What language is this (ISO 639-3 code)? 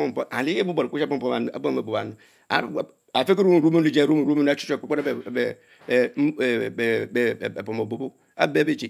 mfo